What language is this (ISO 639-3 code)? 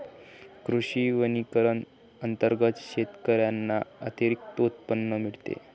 mar